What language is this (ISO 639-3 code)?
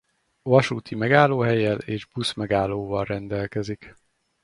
hun